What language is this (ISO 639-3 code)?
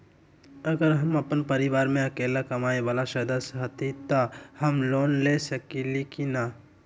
mag